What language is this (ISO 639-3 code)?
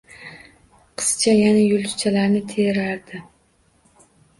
uzb